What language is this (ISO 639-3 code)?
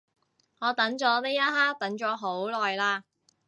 yue